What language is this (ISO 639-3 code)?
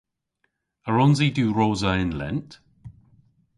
cor